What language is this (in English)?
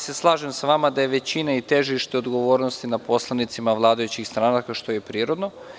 Serbian